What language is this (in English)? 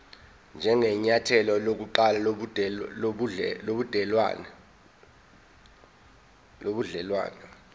Zulu